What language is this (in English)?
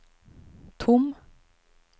Swedish